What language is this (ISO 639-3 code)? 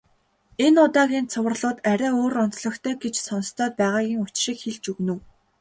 mon